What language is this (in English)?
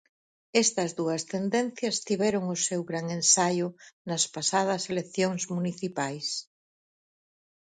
Galician